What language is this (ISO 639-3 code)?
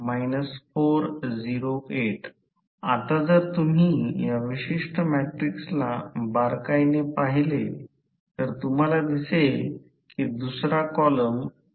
mar